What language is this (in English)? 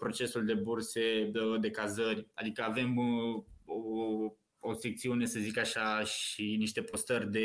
Romanian